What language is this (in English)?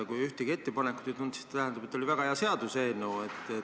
Estonian